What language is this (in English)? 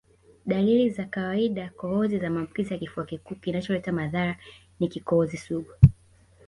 Swahili